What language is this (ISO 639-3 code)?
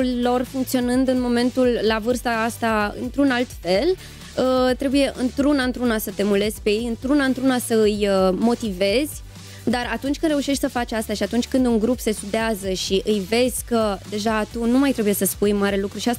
ron